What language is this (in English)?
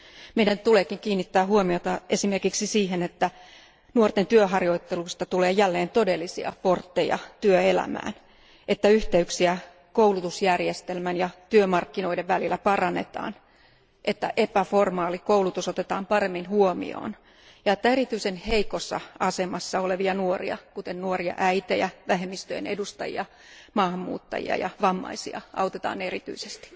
Finnish